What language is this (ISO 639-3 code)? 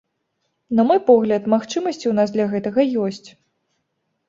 bel